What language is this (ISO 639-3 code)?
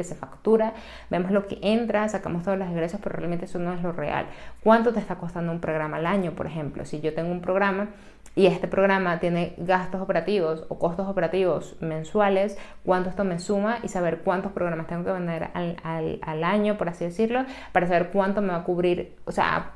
spa